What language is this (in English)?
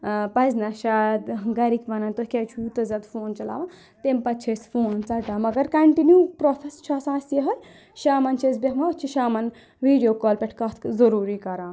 Kashmiri